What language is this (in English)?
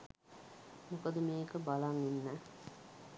Sinhala